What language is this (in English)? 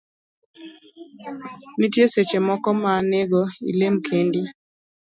Luo (Kenya and Tanzania)